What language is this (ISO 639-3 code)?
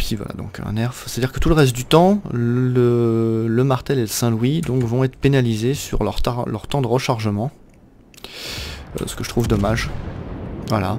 fra